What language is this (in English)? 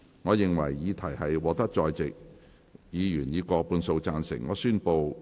Cantonese